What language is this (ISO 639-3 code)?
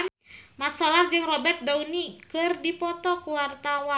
sun